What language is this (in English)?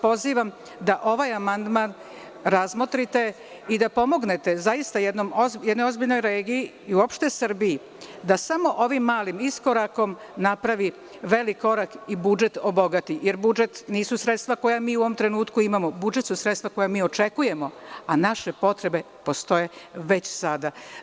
Serbian